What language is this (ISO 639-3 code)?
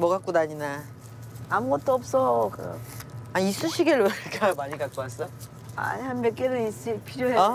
kor